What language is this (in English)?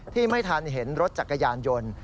Thai